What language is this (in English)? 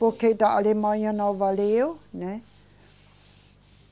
Portuguese